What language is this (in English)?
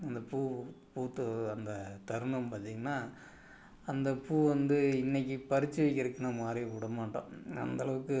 Tamil